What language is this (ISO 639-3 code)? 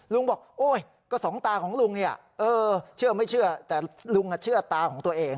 tha